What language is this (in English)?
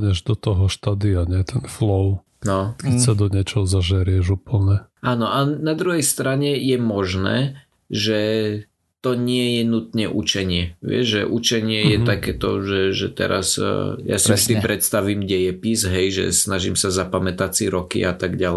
Slovak